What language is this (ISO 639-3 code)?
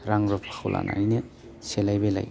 brx